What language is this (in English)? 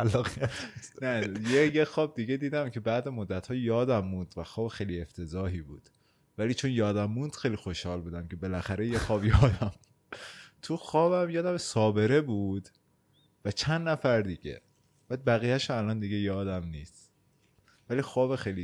Persian